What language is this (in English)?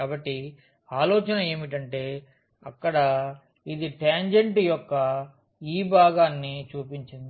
Telugu